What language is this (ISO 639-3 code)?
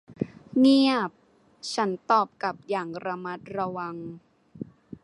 tha